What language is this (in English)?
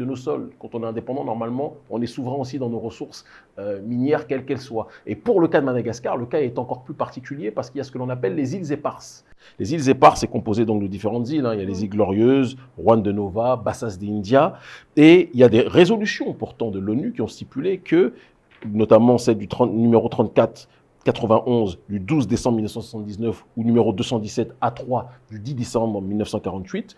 French